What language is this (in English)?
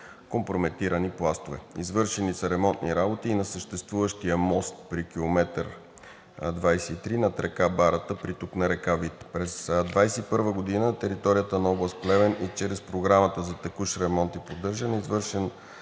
Bulgarian